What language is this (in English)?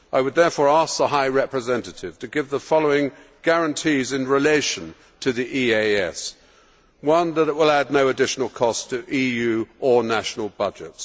English